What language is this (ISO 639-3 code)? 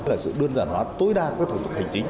vie